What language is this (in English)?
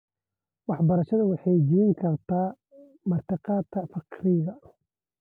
Somali